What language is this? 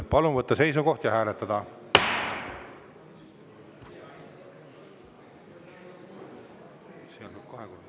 Estonian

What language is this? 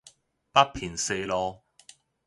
Min Nan Chinese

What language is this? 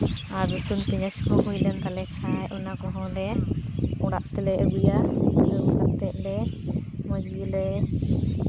Santali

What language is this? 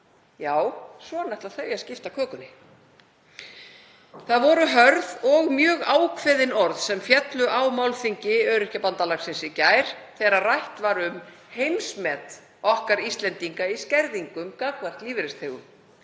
Icelandic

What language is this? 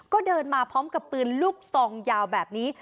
Thai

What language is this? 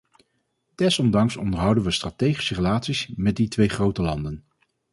Dutch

